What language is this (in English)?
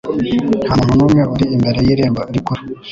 Kinyarwanda